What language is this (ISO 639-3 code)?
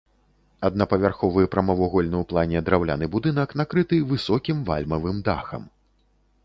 bel